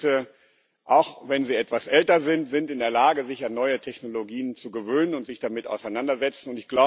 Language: German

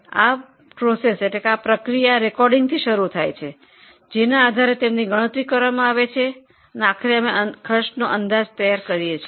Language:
Gujarati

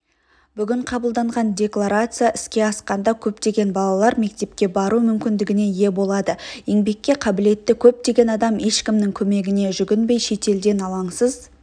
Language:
Kazakh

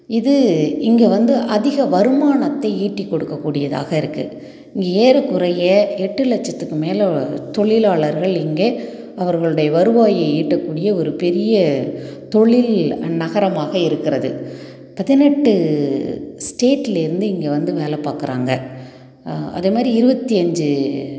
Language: Tamil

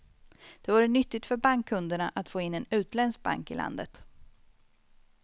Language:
Swedish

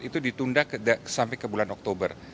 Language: Indonesian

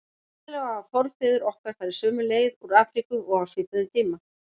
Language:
Icelandic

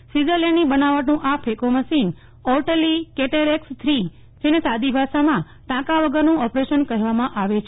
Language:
Gujarati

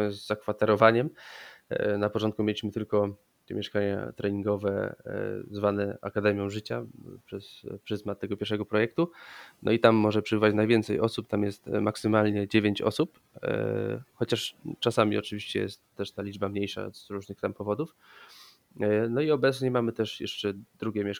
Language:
Polish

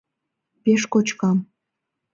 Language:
Mari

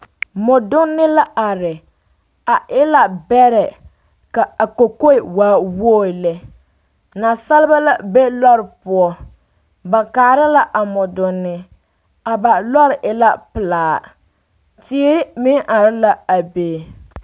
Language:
Southern Dagaare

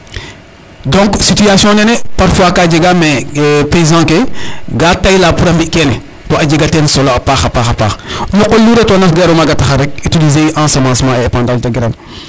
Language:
Serer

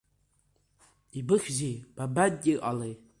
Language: Abkhazian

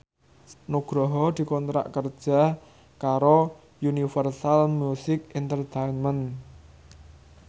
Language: Javanese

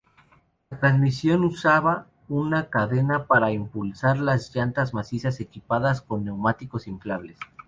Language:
Spanish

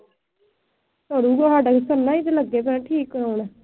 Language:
Punjabi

